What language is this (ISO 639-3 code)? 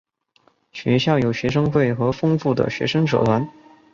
zho